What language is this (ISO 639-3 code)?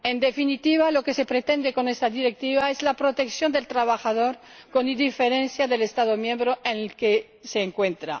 spa